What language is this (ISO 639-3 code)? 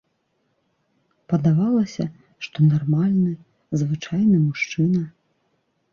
bel